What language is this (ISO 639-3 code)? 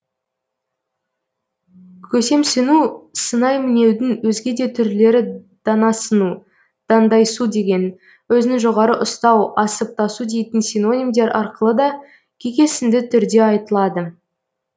kaz